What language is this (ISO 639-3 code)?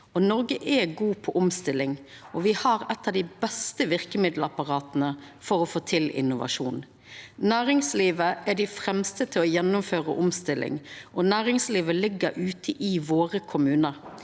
nor